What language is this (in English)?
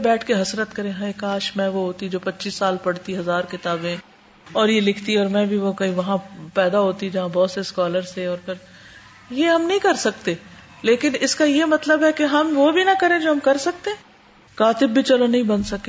Urdu